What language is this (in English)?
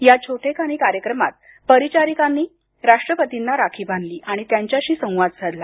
Marathi